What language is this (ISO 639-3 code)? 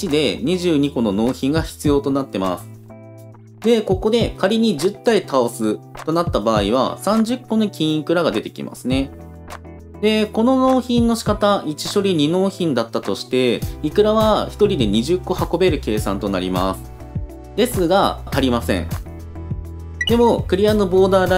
jpn